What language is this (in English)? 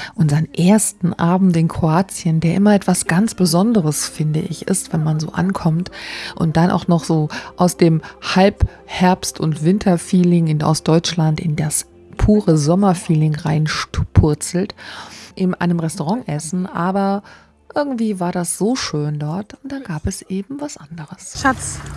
German